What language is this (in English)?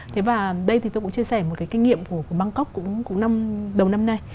Vietnamese